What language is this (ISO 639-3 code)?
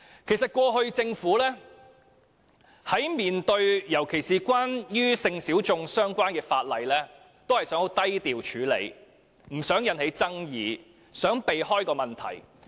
yue